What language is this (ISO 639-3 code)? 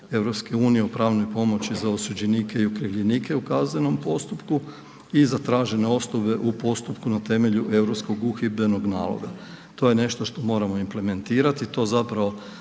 hrv